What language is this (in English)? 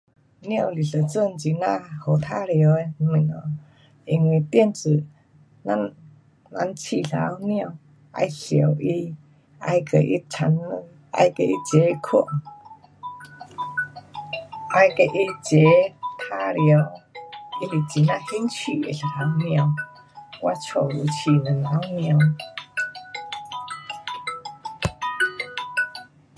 Pu-Xian Chinese